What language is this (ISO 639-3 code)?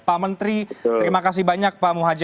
ind